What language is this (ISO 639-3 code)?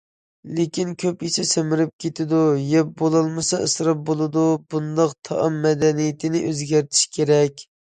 uig